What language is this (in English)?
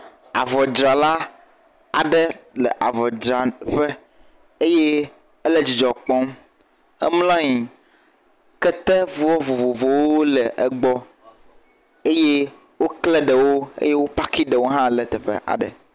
Ewe